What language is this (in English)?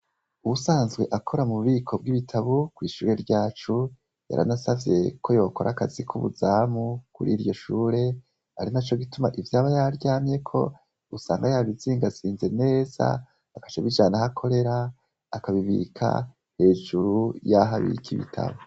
Rundi